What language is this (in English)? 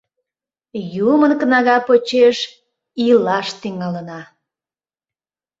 Mari